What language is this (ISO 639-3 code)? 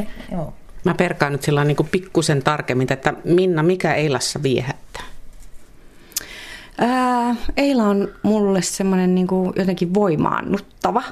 fin